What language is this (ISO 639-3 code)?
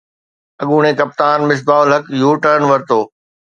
snd